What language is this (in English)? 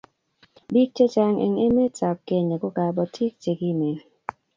Kalenjin